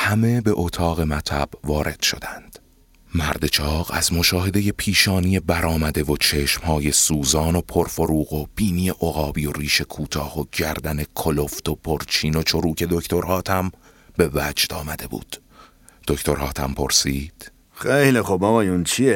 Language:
Persian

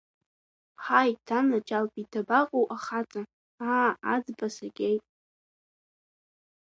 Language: Abkhazian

